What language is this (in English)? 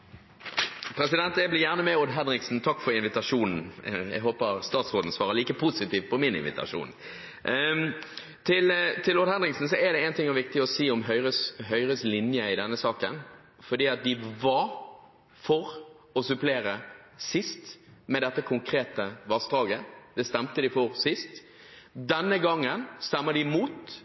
Norwegian Bokmål